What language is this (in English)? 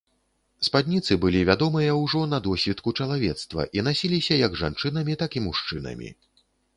Belarusian